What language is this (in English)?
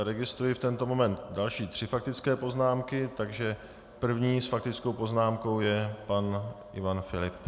Czech